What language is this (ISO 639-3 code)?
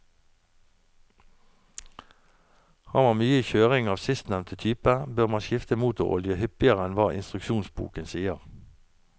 nor